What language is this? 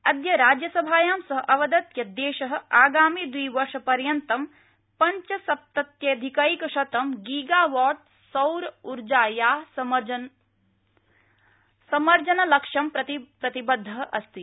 Sanskrit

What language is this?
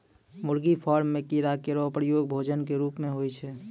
Maithili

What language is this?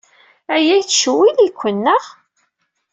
Kabyle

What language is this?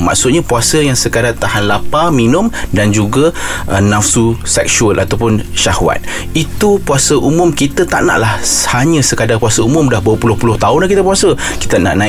Malay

